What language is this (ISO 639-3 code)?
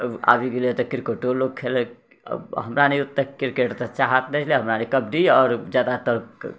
mai